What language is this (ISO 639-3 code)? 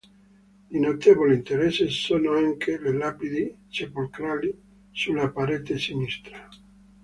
ita